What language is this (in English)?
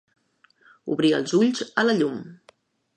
Catalan